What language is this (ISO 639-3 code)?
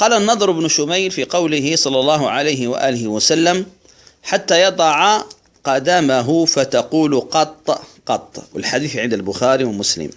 ara